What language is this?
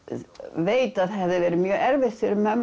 Icelandic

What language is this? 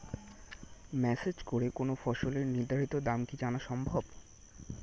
Bangla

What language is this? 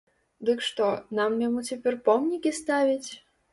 Belarusian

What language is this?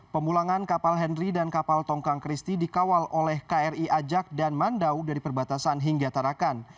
Indonesian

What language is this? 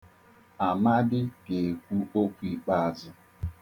Igbo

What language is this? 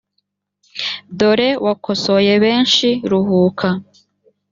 Kinyarwanda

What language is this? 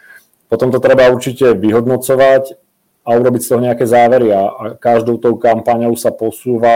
Czech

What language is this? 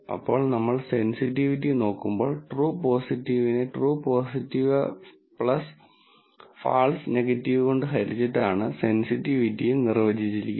Malayalam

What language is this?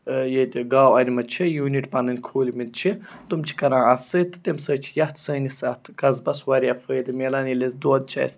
Kashmiri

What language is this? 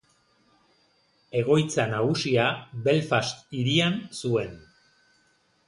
Basque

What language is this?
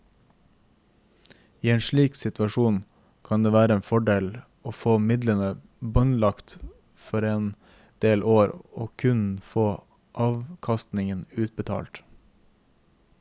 Norwegian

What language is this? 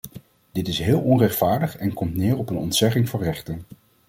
Dutch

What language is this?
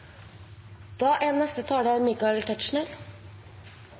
Norwegian Nynorsk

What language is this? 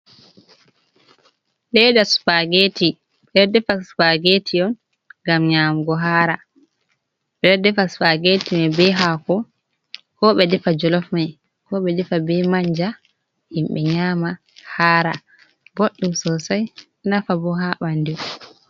Fula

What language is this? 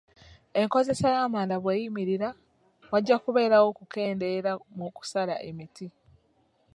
Ganda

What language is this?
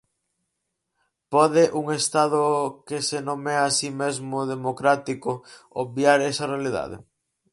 Galician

